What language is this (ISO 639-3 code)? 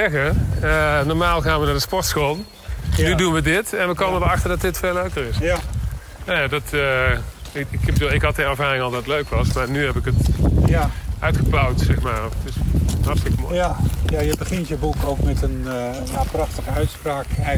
nld